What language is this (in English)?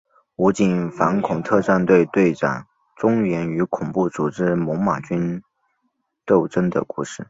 Chinese